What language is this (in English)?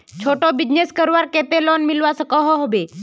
Magahi